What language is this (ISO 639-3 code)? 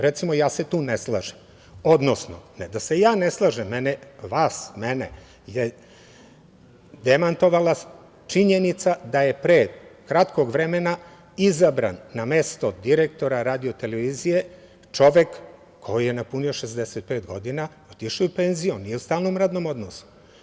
srp